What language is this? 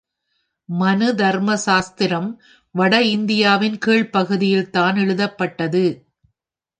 Tamil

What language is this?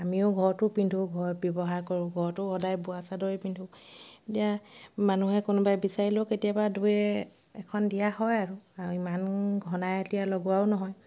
Assamese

